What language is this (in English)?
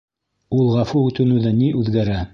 Bashkir